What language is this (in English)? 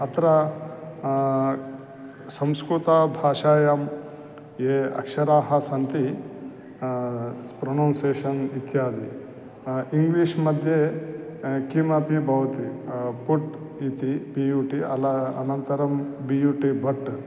Sanskrit